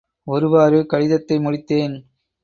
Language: Tamil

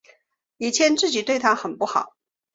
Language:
Chinese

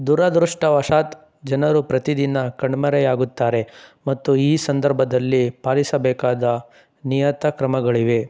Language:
Kannada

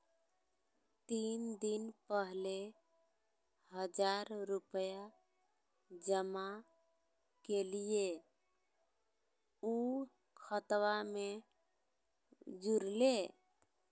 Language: Magahi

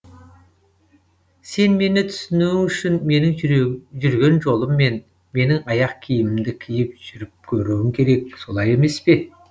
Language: Kazakh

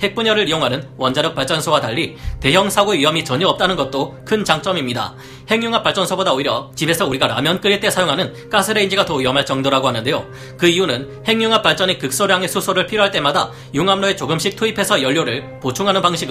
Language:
Korean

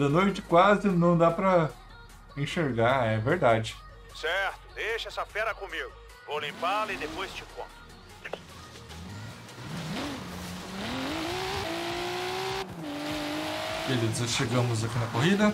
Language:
Portuguese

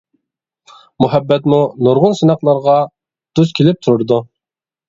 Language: Uyghur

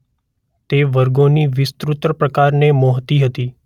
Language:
Gujarati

